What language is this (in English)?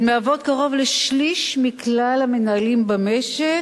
Hebrew